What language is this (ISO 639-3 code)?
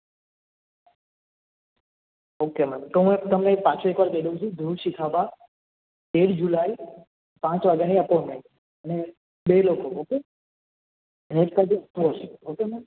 guj